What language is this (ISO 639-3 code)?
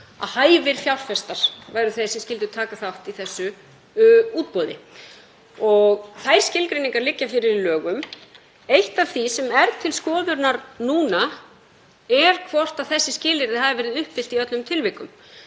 isl